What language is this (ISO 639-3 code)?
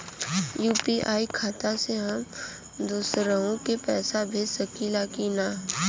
bho